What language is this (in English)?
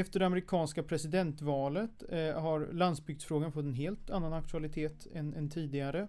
Swedish